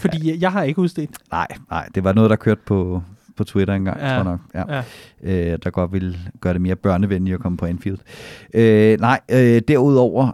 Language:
Danish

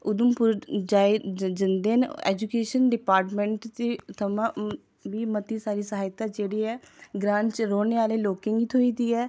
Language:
Dogri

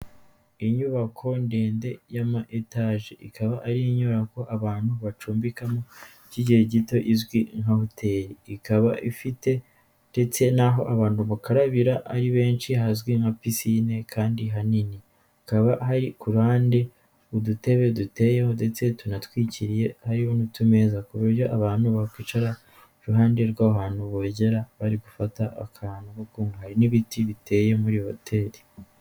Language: Kinyarwanda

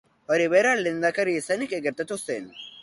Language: Basque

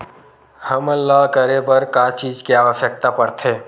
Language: Chhattisgarhi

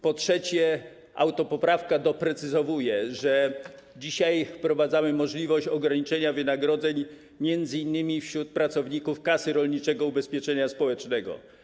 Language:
Polish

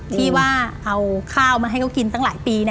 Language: Thai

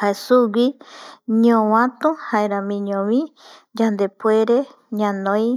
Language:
Eastern Bolivian Guaraní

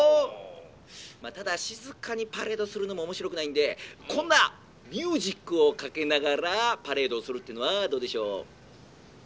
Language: Japanese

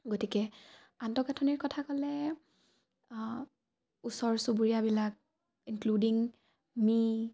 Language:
Assamese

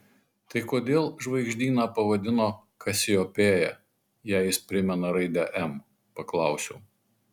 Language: Lithuanian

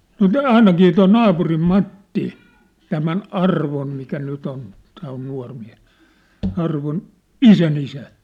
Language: Finnish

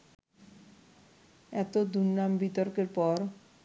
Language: Bangla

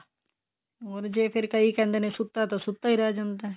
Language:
Punjabi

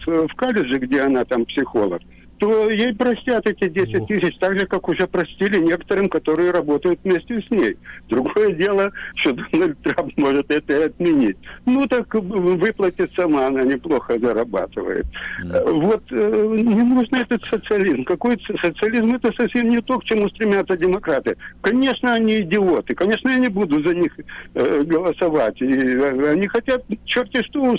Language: Russian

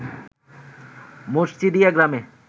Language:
Bangla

